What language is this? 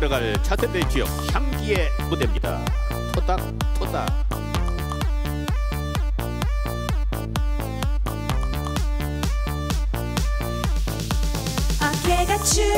Korean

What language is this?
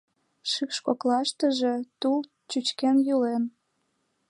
Mari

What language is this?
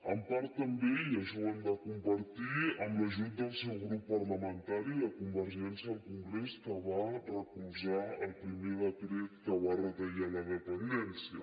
Catalan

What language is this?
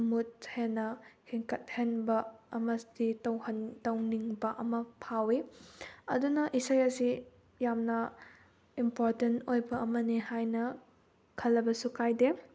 Manipuri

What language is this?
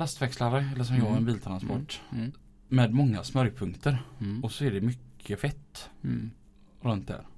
Swedish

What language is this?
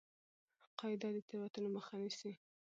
Pashto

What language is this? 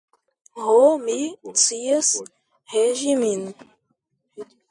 Esperanto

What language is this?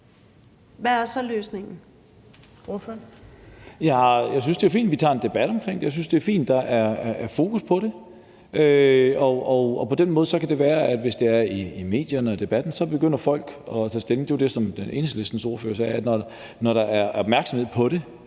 Danish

